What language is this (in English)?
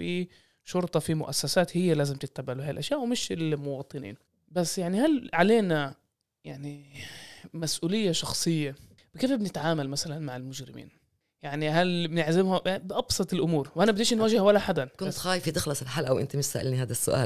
Arabic